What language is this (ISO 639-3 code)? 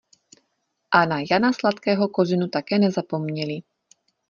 ces